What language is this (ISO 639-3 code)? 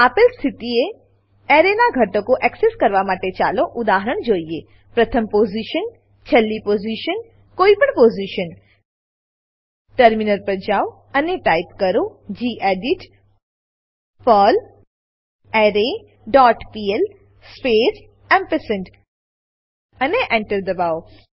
guj